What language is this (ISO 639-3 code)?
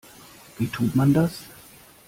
deu